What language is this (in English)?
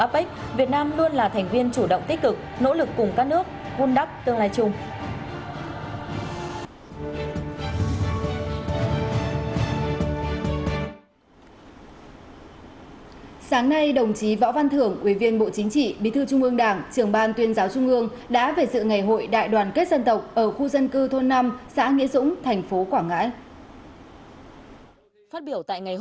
Vietnamese